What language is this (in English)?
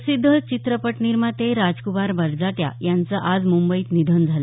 Marathi